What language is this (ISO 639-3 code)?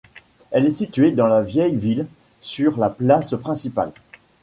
fra